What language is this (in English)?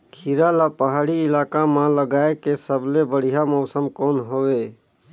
Chhattisgarhi